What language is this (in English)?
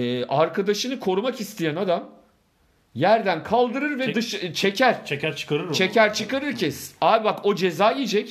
Turkish